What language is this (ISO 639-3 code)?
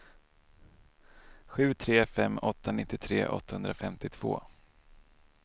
swe